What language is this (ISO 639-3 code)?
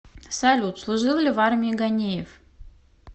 rus